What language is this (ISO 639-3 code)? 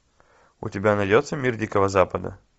rus